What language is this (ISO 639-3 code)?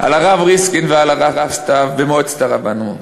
heb